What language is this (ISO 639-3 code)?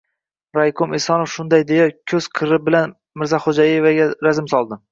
uzb